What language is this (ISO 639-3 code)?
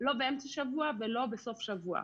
heb